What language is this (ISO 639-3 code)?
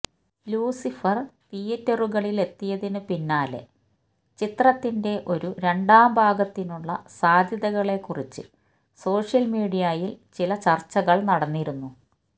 mal